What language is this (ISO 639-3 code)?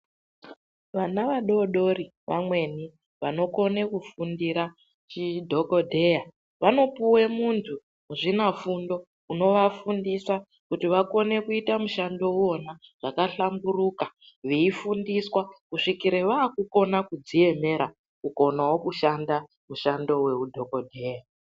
ndc